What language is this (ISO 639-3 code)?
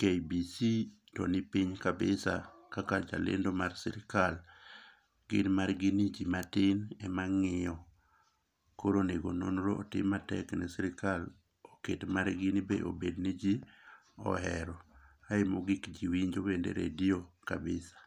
luo